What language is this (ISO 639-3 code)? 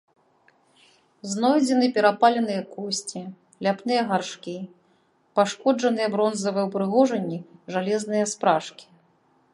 bel